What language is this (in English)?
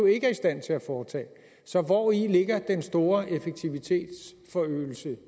Danish